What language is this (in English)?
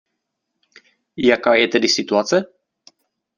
Czech